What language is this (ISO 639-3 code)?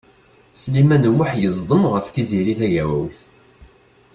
kab